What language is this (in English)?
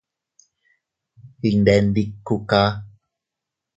Teutila Cuicatec